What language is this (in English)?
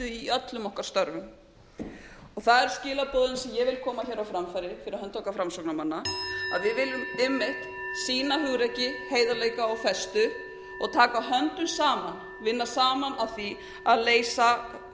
Icelandic